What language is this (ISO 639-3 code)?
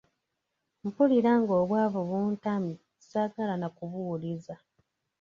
lug